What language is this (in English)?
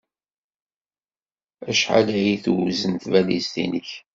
Kabyle